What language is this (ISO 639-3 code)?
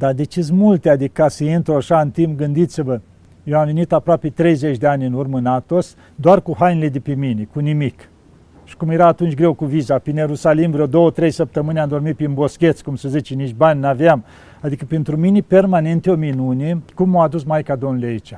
ron